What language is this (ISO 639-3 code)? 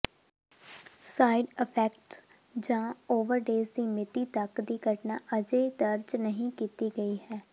pan